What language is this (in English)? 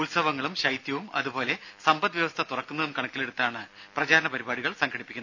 Malayalam